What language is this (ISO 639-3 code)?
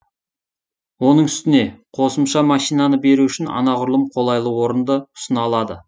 kaz